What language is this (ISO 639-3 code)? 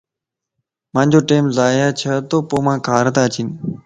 lss